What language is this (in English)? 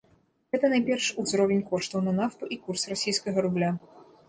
Belarusian